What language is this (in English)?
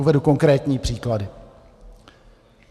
Czech